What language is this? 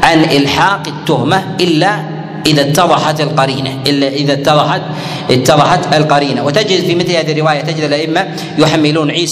Arabic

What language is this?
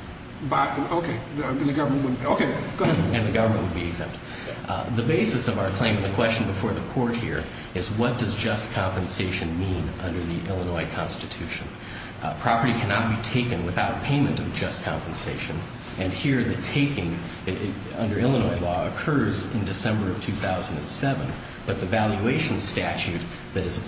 English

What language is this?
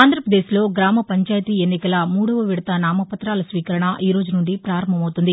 Telugu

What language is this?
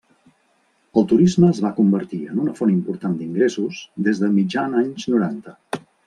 Catalan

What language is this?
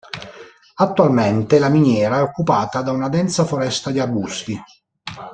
Italian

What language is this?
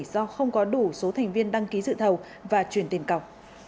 Vietnamese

